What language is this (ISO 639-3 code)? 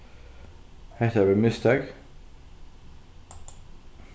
fao